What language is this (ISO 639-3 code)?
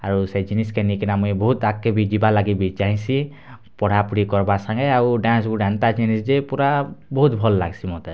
ori